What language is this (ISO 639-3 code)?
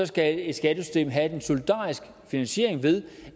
dan